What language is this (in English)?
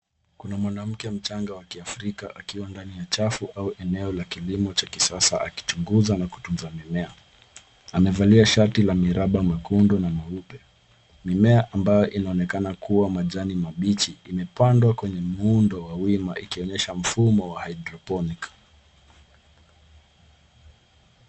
Swahili